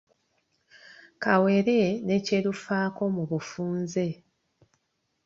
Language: Ganda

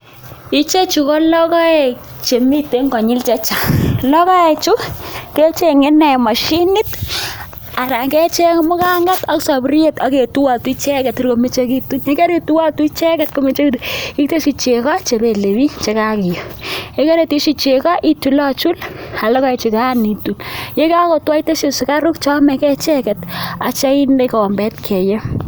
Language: Kalenjin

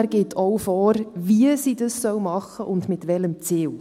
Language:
Swiss German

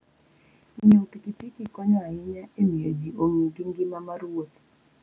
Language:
Luo (Kenya and Tanzania)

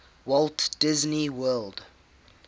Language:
English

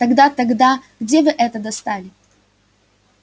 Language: Russian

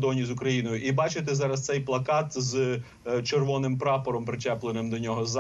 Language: Ukrainian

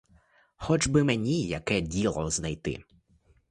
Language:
Ukrainian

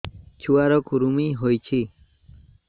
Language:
Odia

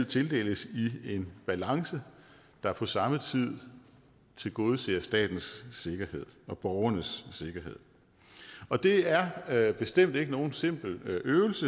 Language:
Danish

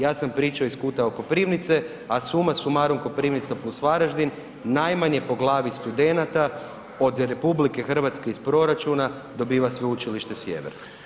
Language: Croatian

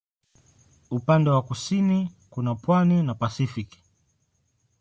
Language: Swahili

